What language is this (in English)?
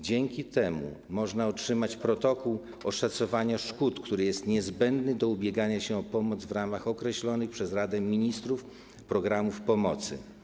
Polish